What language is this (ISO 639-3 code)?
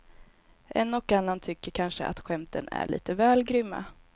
swe